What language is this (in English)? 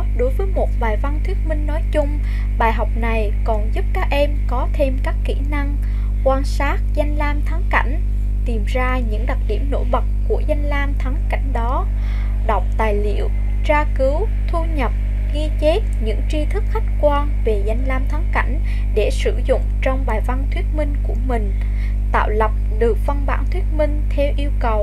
Vietnamese